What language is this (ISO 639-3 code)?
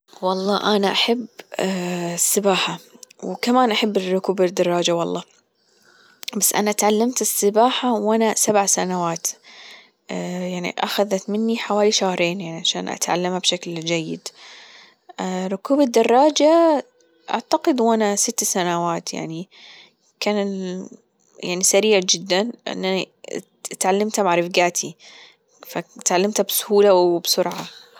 afb